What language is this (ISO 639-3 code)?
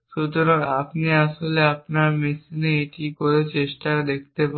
ben